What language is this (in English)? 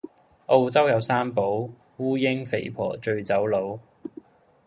Cantonese